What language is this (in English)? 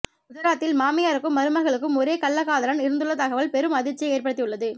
Tamil